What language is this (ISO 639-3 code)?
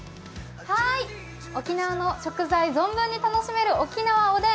jpn